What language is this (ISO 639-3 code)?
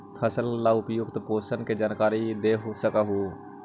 mag